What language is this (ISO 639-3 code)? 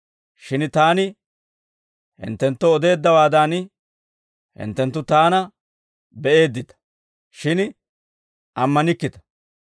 dwr